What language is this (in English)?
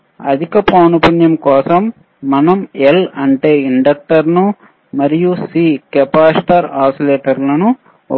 Telugu